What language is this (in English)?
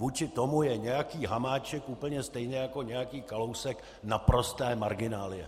Czech